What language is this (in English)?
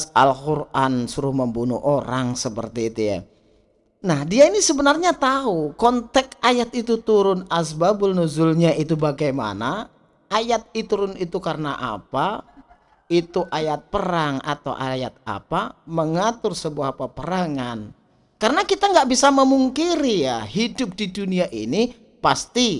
Indonesian